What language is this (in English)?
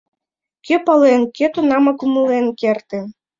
Mari